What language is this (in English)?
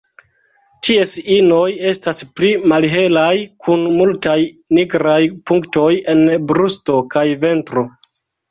Esperanto